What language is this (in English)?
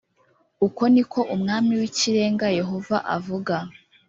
Kinyarwanda